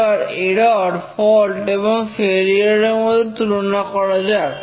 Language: Bangla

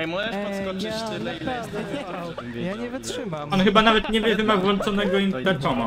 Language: Polish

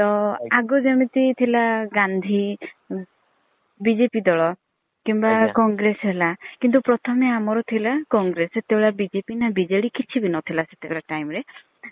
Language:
Odia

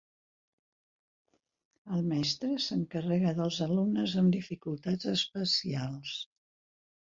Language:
Catalan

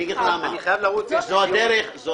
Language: Hebrew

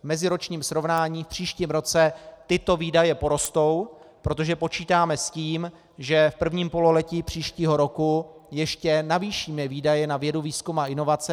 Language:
Czech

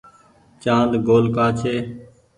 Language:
Goaria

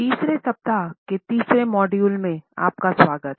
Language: Hindi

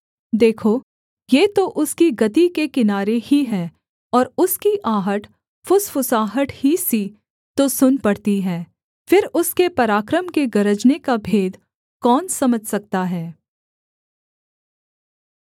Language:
Hindi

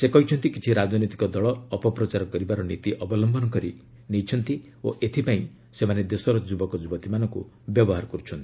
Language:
Odia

